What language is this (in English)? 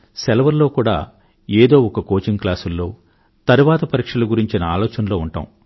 Telugu